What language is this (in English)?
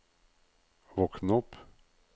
Norwegian